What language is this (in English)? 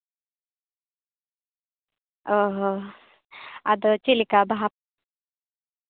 Santali